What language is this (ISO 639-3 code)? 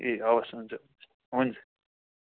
nep